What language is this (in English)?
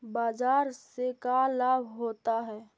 Magahi